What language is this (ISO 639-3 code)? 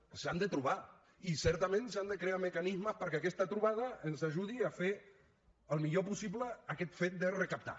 cat